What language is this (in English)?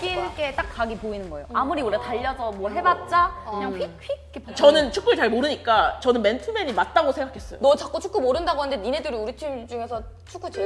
Korean